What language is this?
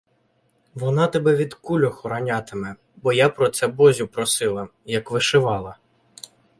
Ukrainian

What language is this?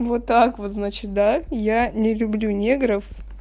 Russian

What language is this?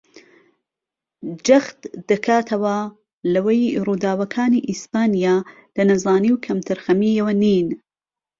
Central Kurdish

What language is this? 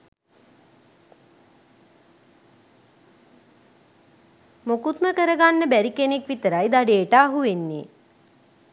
Sinhala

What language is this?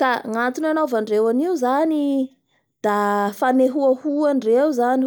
Bara Malagasy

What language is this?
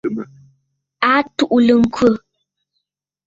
Bafut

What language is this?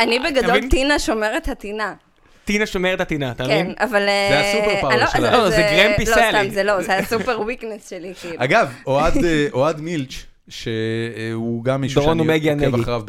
Hebrew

